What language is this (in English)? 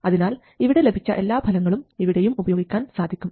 Malayalam